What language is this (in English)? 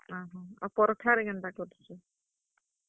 Odia